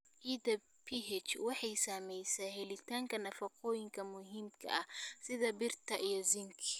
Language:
Somali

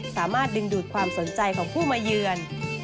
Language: Thai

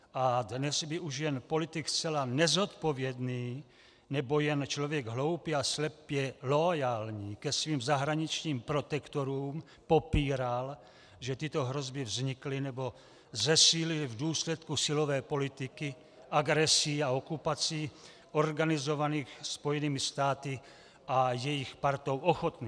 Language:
Czech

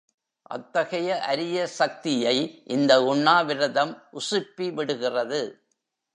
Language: Tamil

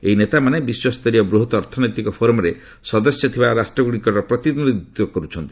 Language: Odia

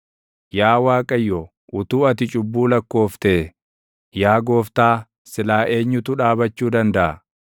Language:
Oromo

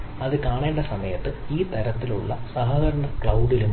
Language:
Malayalam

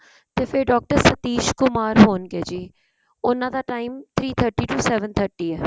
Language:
Punjabi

